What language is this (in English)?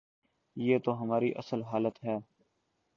Urdu